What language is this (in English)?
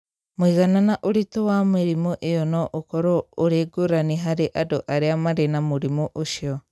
Kikuyu